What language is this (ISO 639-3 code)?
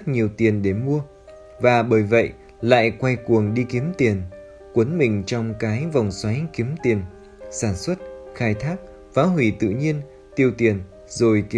vie